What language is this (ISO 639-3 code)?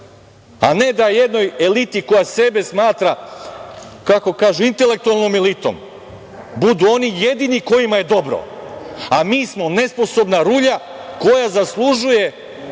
srp